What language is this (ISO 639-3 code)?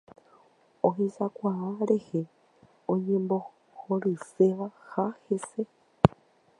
grn